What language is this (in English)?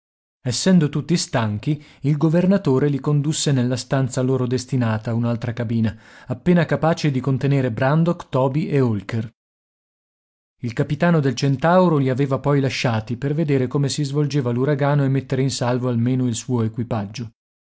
Italian